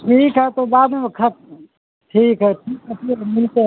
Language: Urdu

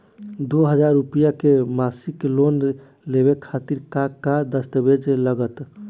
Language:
Bhojpuri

